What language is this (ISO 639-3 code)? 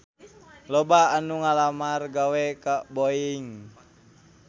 sun